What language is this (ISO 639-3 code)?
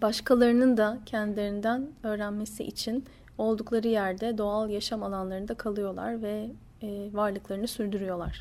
tur